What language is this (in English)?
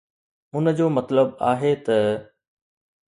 Sindhi